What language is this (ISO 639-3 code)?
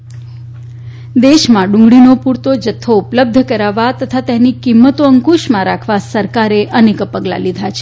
guj